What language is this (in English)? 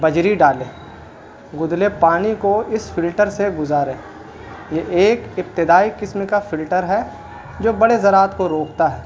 Urdu